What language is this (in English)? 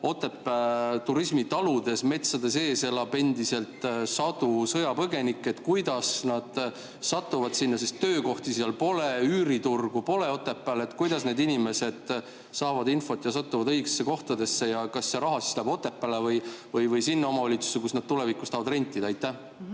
Estonian